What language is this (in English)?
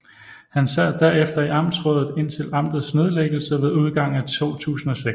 Danish